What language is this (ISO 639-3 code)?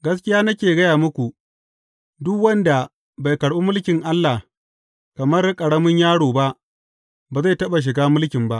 hau